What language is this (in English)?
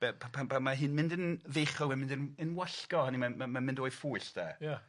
Welsh